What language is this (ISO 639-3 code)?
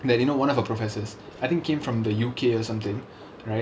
eng